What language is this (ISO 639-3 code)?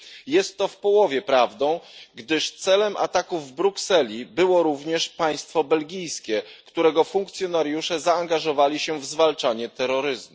pol